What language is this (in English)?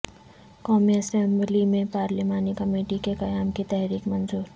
Urdu